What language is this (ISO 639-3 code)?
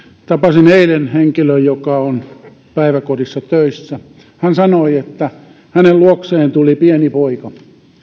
fin